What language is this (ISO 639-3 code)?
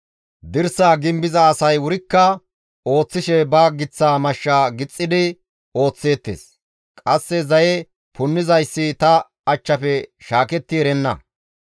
gmv